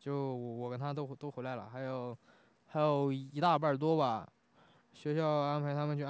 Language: Chinese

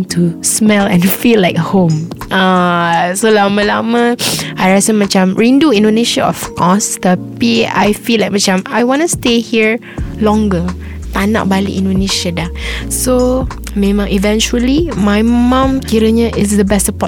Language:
Malay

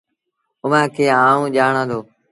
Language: Sindhi Bhil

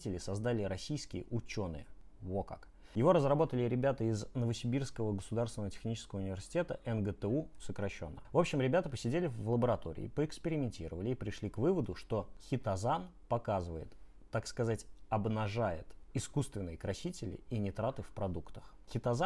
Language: Russian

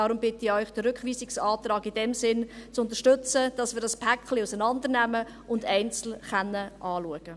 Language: Swiss German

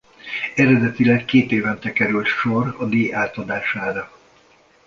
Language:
Hungarian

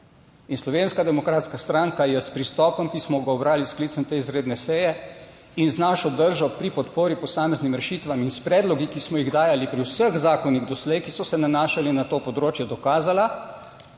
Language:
Slovenian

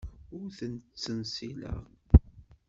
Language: Kabyle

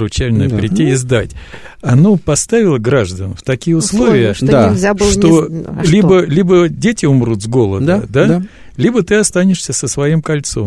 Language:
Russian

